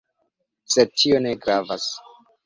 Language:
Esperanto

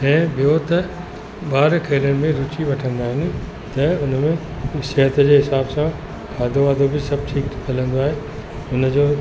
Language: Sindhi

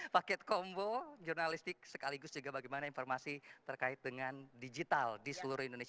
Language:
Indonesian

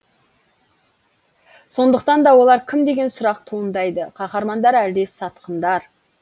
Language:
Kazakh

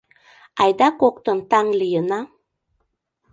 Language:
Mari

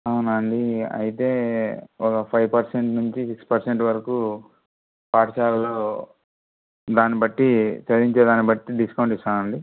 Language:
Telugu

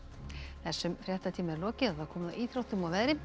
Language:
Icelandic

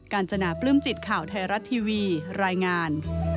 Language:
Thai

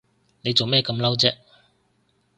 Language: Cantonese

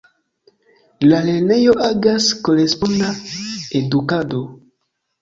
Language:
Esperanto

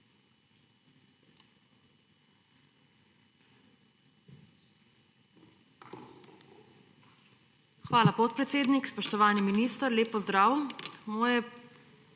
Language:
Slovenian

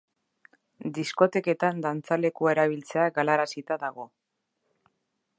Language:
Basque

